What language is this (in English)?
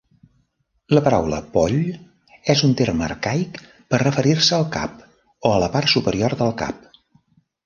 Catalan